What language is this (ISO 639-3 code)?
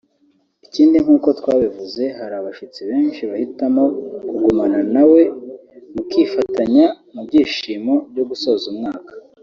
kin